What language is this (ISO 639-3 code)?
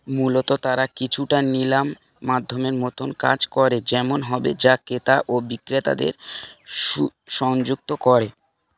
ben